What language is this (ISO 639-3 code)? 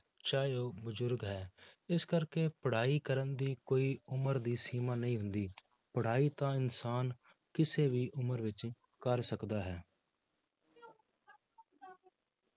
pan